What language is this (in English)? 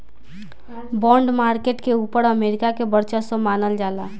Bhojpuri